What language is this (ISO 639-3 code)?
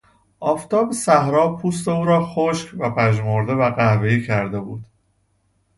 fas